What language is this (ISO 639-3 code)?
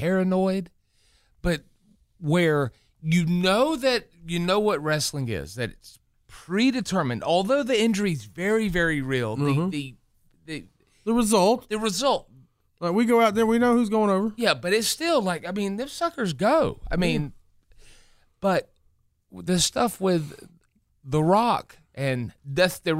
eng